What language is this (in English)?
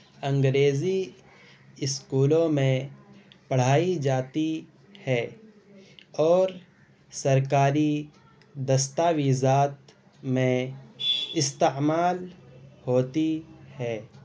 Urdu